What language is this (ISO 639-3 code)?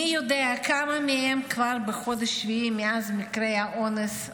heb